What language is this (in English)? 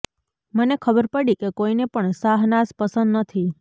Gujarati